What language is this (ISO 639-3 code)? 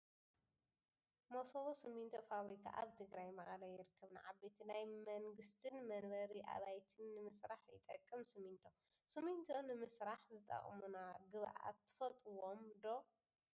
tir